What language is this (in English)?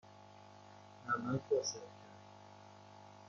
Persian